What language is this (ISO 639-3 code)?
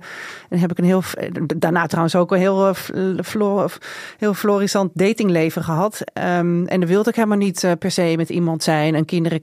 nld